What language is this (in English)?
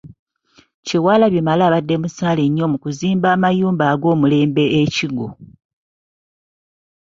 Ganda